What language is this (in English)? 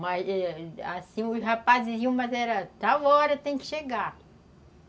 Portuguese